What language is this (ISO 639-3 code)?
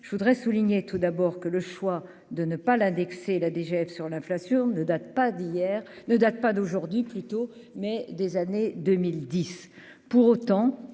fra